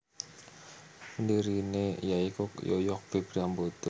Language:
Javanese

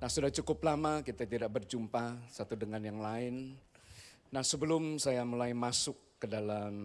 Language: Indonesian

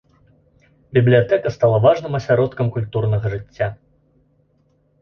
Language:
Belarusian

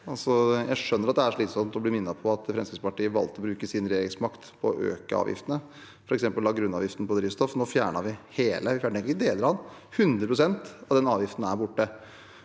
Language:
Norwegian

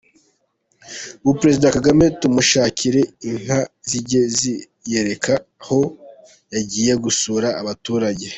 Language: Kinyarwanda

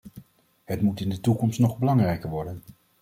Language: Dutch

